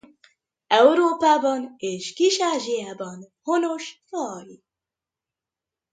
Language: Hungarian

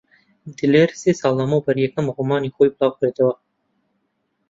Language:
Central Kurdish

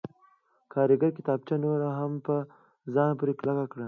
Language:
Pashto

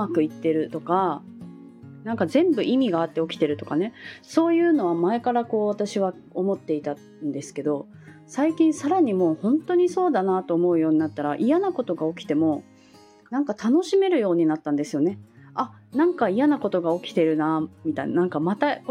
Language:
Japanese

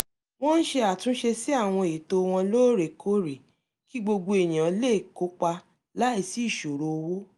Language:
Yoruba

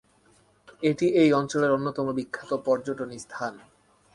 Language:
Bangla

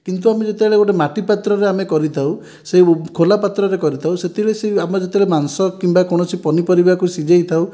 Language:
Odia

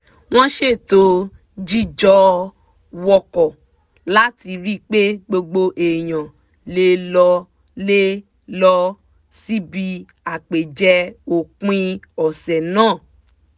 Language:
Yoruba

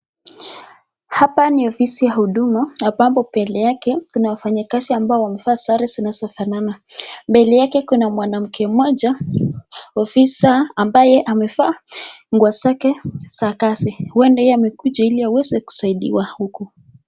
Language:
Swahili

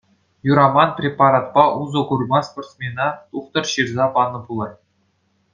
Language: Chuvash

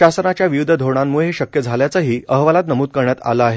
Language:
Marathi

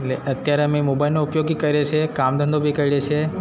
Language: Gujarati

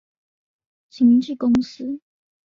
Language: Chinese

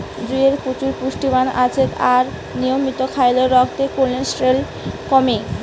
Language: Bangla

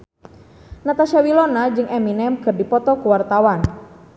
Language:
Sundanese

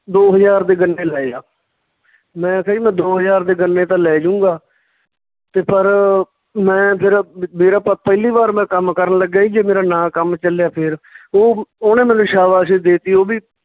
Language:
Punjabi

